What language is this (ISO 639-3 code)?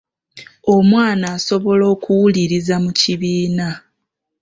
lug